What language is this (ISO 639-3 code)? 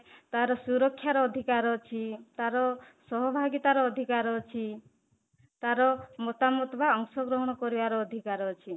ori